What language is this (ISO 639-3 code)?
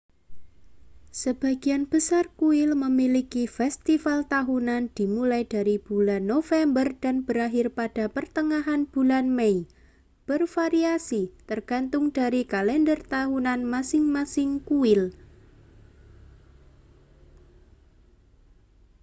ind